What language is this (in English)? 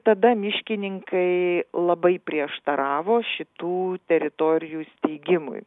Lithuanian